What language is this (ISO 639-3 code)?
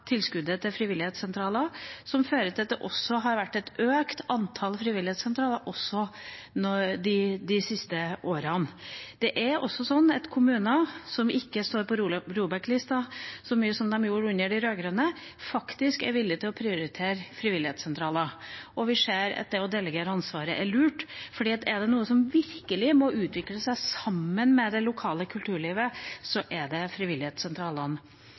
nob